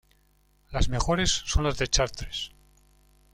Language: Spanish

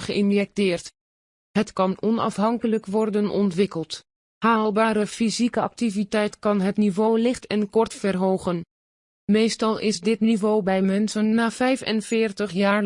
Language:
Dutch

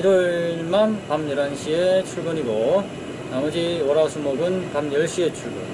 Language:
Korean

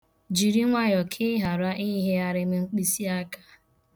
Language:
Igbo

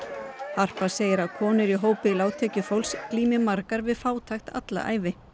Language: Icelandic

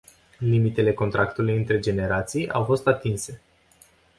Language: Romanian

